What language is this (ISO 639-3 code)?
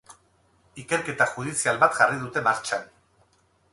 eus